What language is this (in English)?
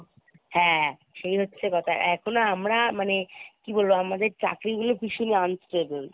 Bangla